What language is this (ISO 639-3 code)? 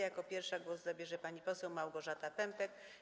pol